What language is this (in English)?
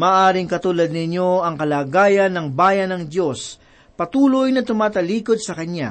Filipino